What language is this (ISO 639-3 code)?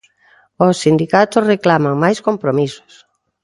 glg